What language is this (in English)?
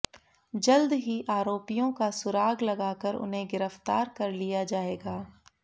Hindi